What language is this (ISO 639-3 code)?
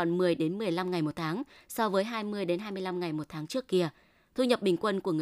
vie